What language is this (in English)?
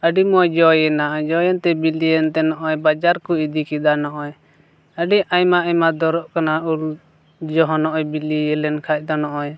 Santali